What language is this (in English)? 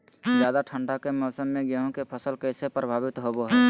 Magahi